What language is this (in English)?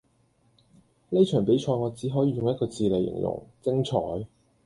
Cantonese